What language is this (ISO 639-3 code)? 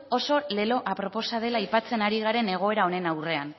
eus